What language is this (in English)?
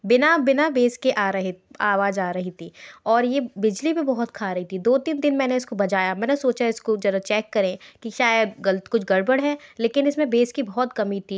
Hindi